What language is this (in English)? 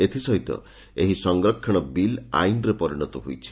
Odia